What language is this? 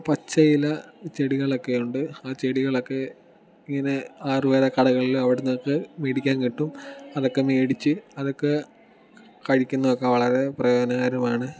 Malayalam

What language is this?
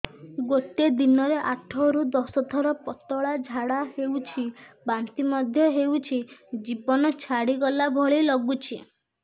Odia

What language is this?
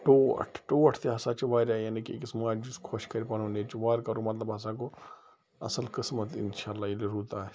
Kashmiri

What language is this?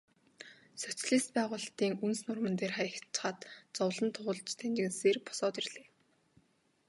Mongolian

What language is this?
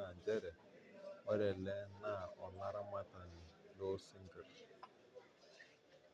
Masai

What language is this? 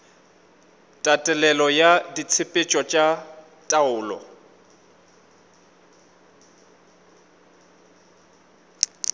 Northern Sotho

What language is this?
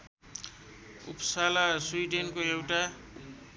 Nepali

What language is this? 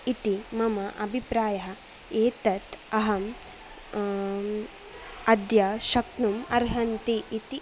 Sanskrit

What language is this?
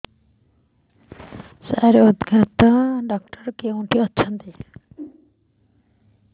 Odia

